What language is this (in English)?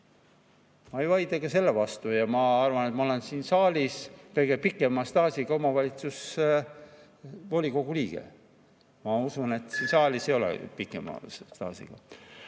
Estonian